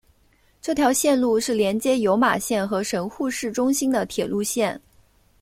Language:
Chinese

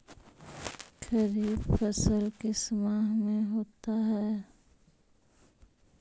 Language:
Magahi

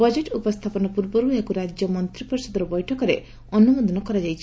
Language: Odia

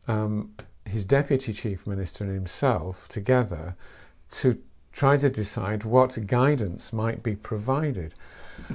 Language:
English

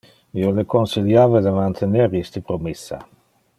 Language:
Interlingua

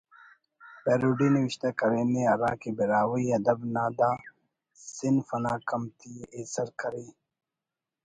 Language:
Brahui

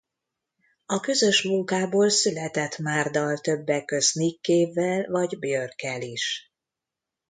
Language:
Hungarian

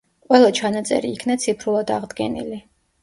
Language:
Georgian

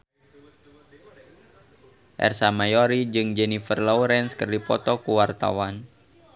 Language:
Sundanese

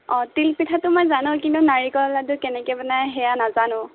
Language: Assamese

